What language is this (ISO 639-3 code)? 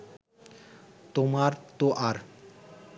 ben